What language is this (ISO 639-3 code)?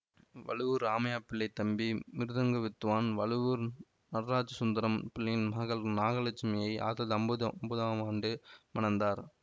tam